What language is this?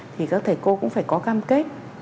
Vietnamese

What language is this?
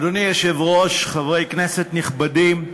Hebrew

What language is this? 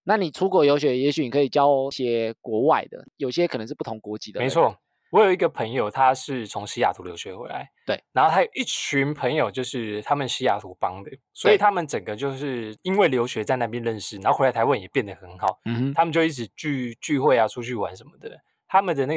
Chinese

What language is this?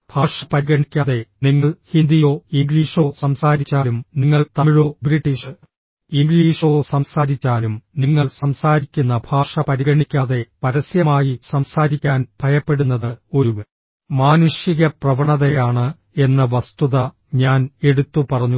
Malayalam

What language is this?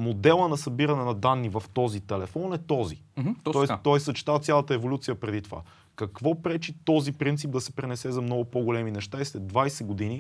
Bulgarian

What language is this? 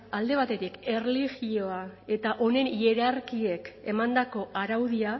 Basque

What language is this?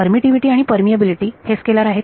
Marathi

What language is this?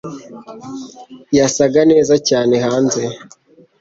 Kinyarwanda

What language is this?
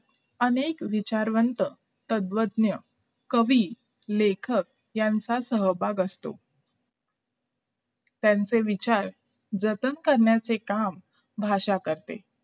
Marathi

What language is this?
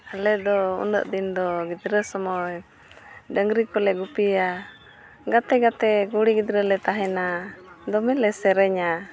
Santali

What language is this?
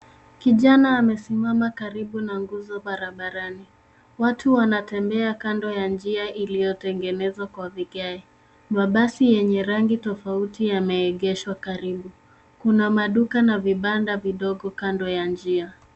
Swahili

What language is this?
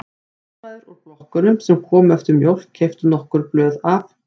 Icelandic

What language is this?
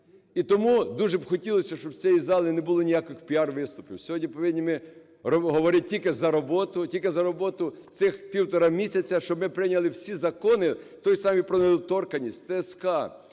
Ukrainian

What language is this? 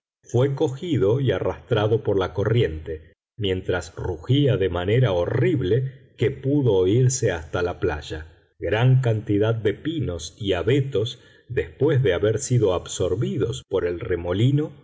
Spanish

